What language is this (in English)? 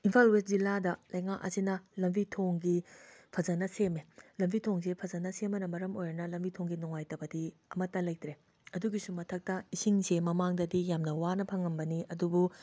Manipuri